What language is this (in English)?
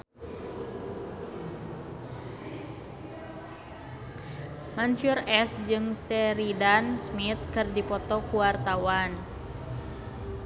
Sundanese